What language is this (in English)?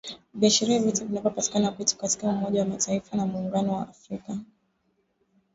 Swahili